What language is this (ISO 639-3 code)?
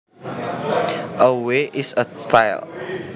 jav